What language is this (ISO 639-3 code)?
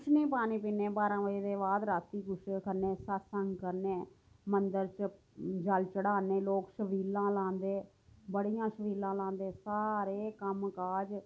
doi